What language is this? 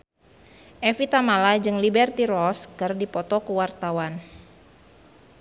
Sundanese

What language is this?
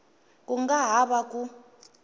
Tsonga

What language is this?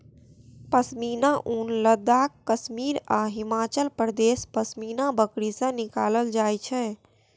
Maithili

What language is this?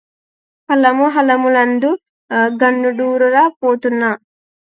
Telugu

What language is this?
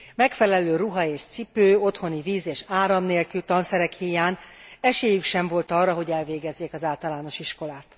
Hungarian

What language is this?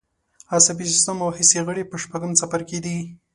Pashto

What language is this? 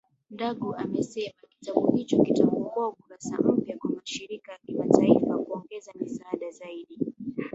Swahili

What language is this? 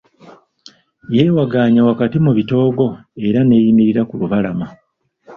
Ganda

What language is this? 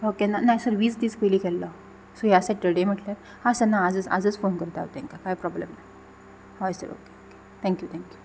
Konkani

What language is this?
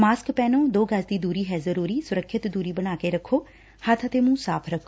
Punjabi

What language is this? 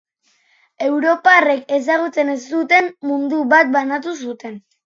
Basque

